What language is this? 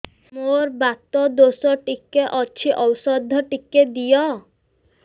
Odia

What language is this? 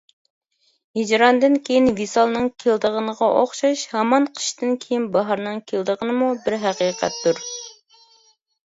Uyghur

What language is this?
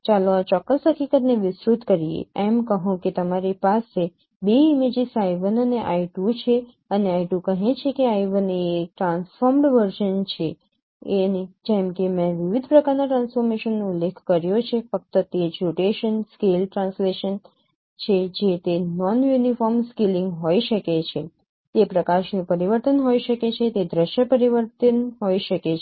Gujarati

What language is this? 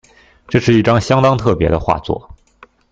Chinese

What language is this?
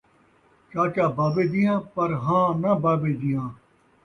Saraiki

